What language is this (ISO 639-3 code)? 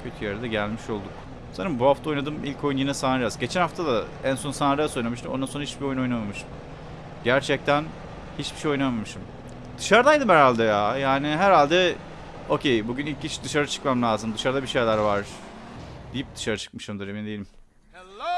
tur